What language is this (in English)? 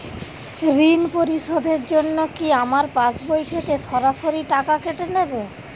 Bangla